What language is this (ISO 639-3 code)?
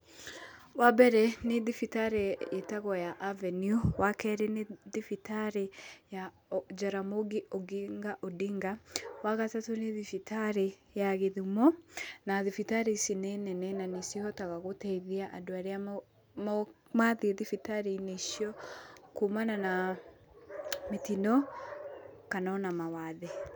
kik